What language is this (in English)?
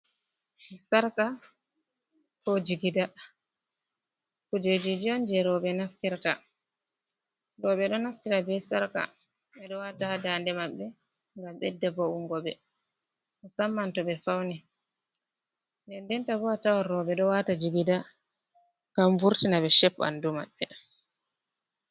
Fula